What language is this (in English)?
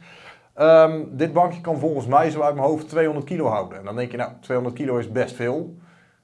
Dutch